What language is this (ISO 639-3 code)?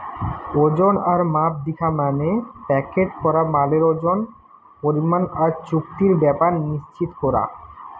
ben